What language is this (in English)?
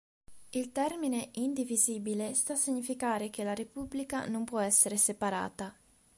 Italian